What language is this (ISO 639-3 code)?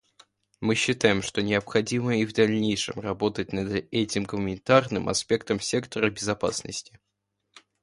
rus